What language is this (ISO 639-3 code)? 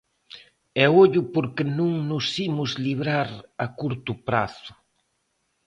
glg